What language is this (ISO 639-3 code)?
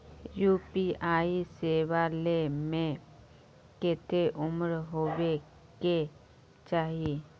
mag